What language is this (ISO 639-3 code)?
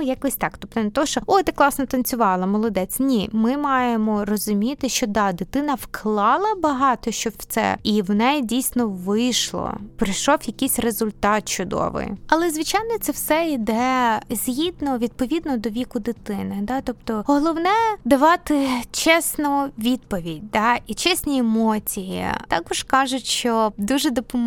ukr